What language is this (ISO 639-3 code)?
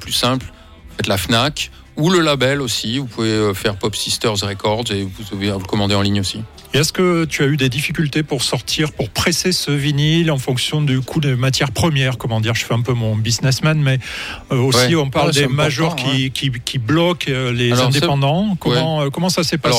fra